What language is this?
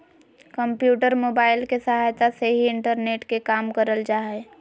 Magahi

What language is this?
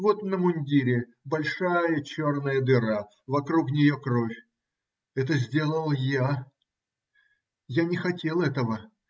Russian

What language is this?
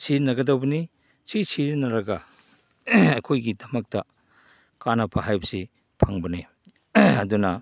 Manipuri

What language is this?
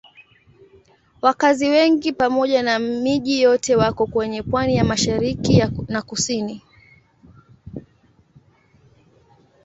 Swahili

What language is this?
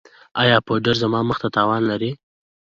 Pashto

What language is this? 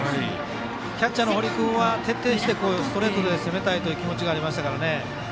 Japanese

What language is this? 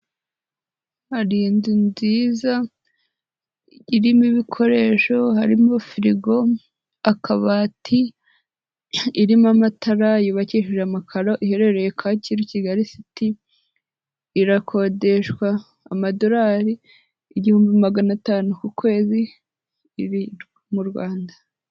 Kinyarwanda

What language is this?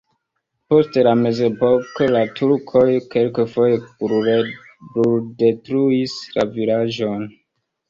Esperanto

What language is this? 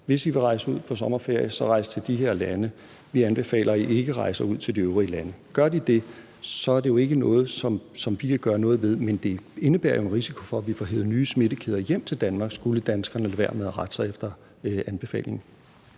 Danish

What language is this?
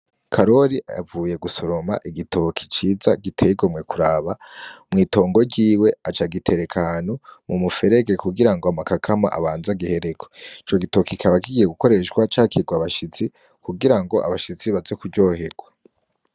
Rundi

